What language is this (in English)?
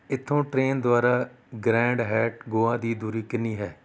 Punjabi